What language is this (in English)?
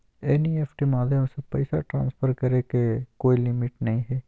Magahi